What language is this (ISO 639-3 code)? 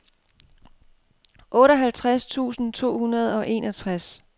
dan